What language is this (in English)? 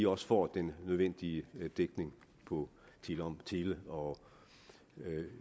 Danish